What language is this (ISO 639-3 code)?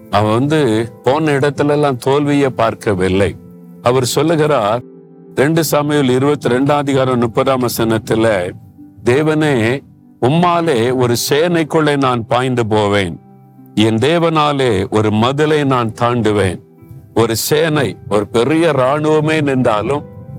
tam